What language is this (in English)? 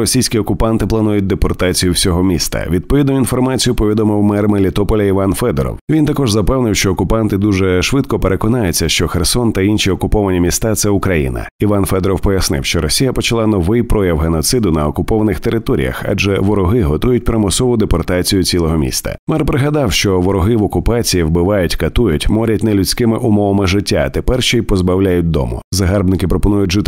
Ukrainian